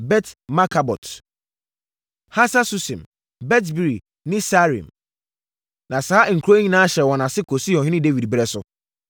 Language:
Akan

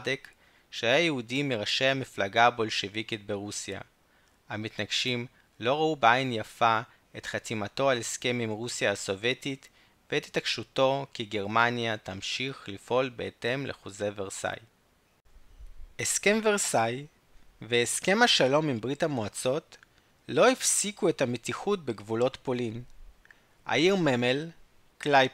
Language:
Hebrew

